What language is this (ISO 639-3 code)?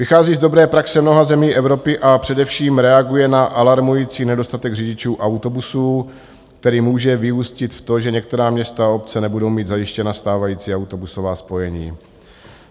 ces